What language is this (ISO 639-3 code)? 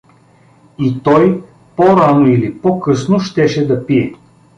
bul